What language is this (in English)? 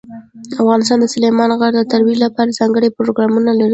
Pashto